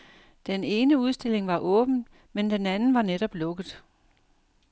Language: Danish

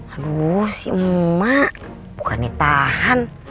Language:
Indonesian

